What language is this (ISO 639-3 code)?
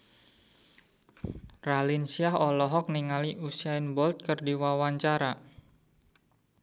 sun